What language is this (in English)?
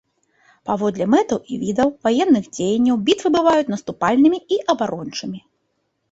Belarusian